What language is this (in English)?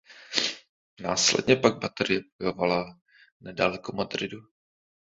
Czech